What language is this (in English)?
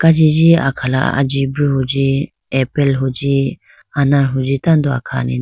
Idu-Mishmi